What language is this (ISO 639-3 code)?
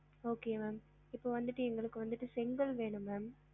tam